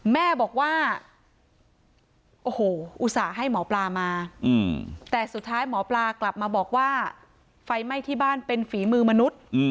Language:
Thai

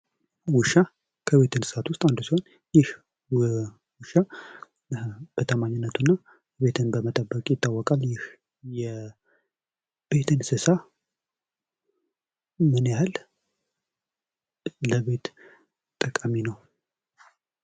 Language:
Amharic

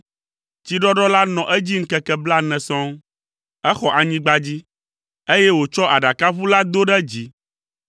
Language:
Ewe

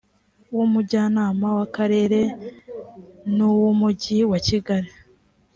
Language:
Kinyarwanda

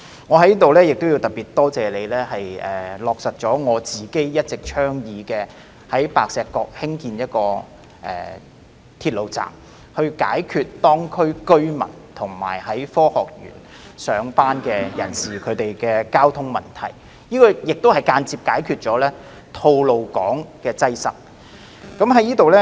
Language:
Cantonese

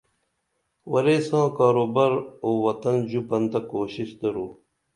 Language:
Dameli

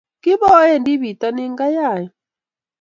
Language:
Kalenjin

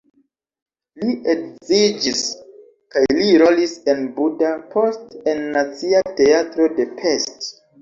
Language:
Esperanto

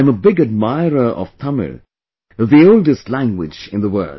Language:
English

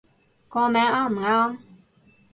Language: Cantonese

